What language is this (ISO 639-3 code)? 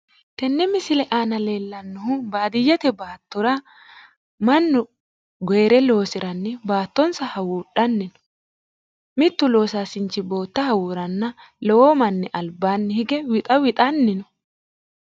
sid